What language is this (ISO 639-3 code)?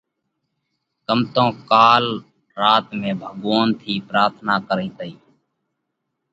kvx